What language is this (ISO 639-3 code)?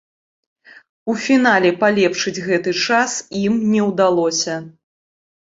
bel